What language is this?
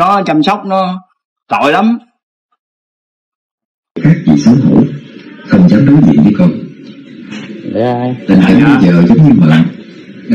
Vietnamese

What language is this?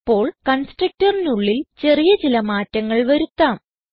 Malayalam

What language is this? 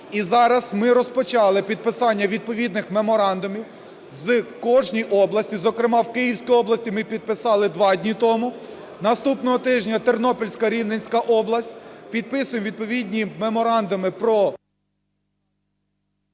Ukrainian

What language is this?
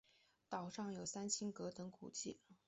Chinese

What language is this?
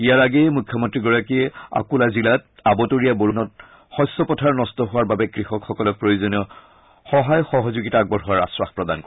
Assamese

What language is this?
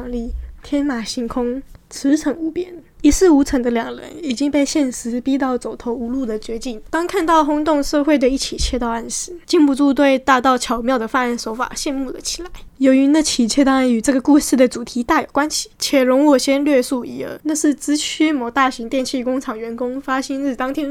Chinese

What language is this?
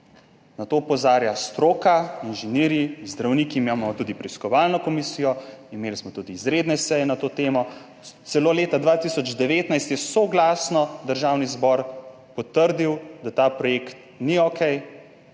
Slovenian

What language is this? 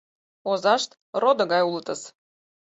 Mari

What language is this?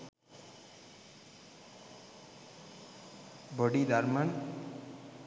Sinhala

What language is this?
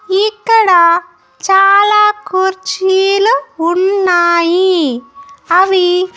Telugu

